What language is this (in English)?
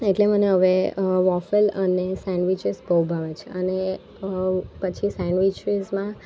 Gujarati